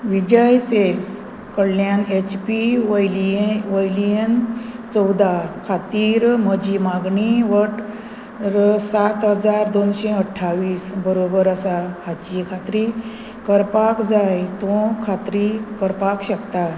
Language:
Konkani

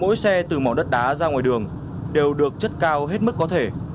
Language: Vietnamese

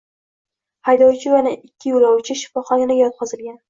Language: Uzbek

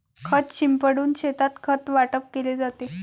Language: Marathi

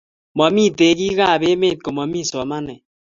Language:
Kalenjin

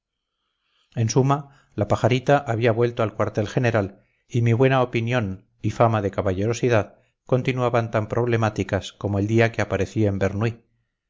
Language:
Spanish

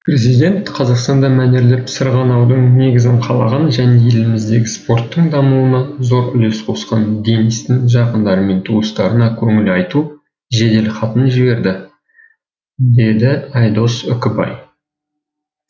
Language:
Kazakh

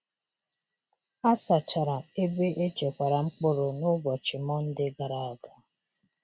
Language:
Igbo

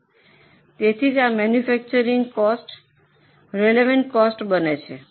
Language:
Gujarati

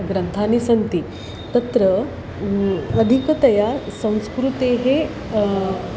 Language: Sanskrit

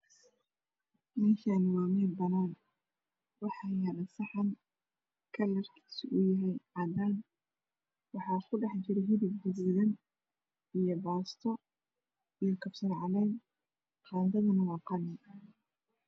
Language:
Somali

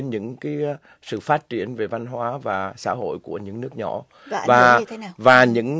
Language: Vietnamese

